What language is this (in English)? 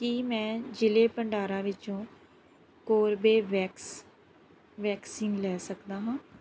Punjabi